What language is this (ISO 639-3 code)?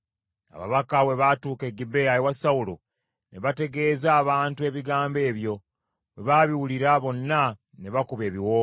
lug